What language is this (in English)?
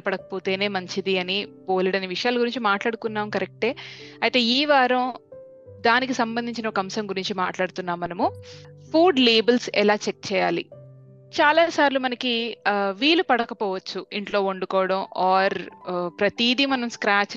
Telugu